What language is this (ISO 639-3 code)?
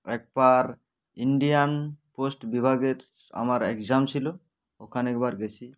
ben